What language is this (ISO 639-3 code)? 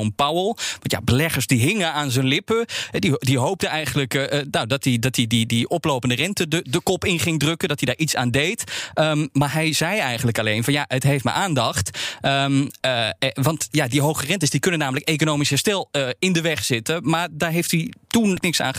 nld